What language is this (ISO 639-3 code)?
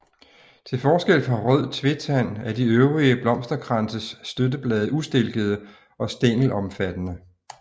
dan